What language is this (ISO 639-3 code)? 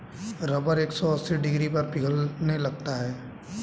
hin